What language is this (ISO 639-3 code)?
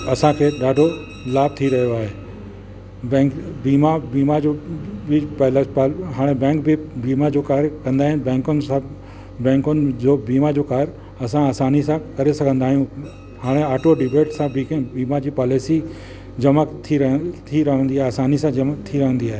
snd